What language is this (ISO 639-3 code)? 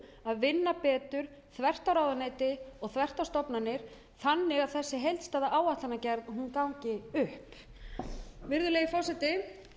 isl